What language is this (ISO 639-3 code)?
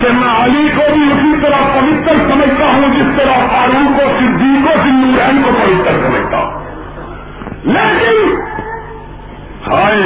urd